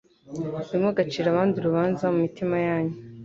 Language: Kinyarwanda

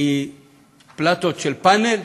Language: Hebrew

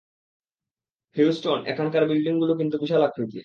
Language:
Bangla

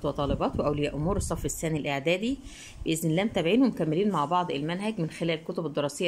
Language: Arabic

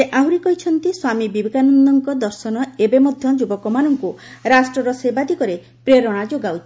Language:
Odia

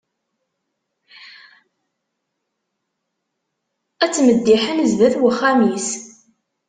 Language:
Kabyle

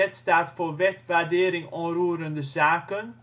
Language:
Dutch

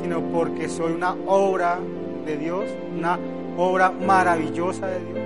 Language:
Spanish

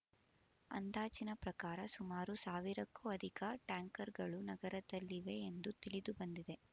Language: Kannada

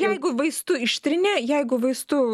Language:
Lithuanian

